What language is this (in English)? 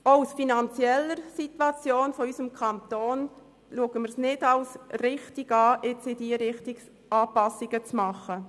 Swiss German